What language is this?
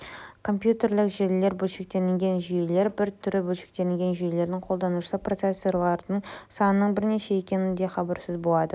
Kazakh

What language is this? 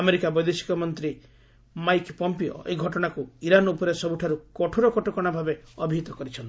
Odia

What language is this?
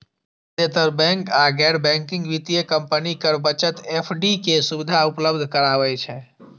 Maithili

